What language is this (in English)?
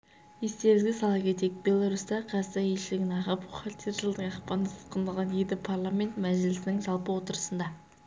Kazakh